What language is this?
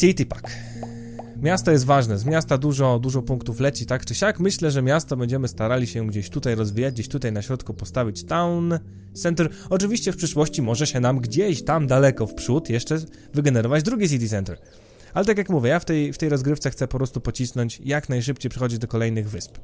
Polish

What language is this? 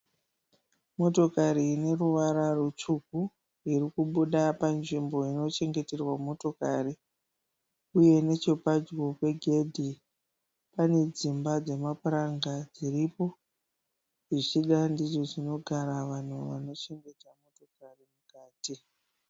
Shona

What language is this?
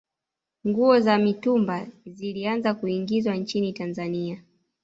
Swahili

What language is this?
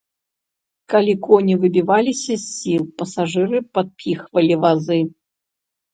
Belarusian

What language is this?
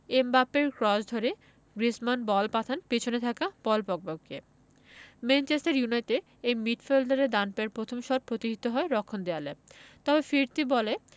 Bangla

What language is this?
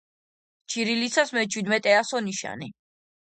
Georgian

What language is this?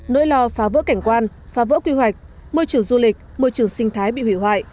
Vietnamese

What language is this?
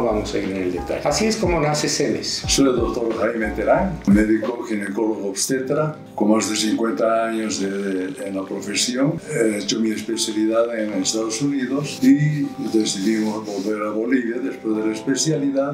Spanish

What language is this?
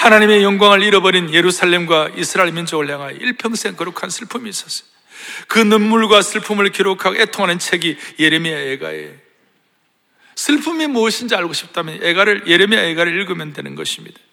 Korean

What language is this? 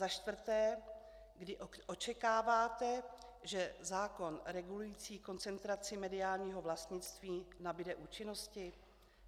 Czech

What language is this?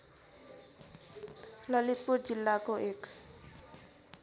Nepali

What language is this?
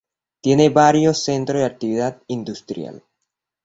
Spanish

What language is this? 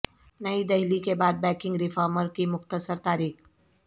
Urdu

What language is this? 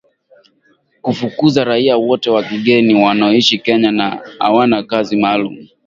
Swahili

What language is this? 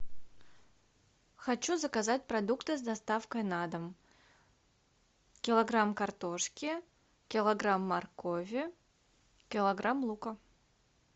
Russian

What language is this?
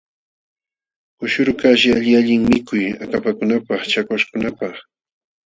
Jauja Wanca Quechua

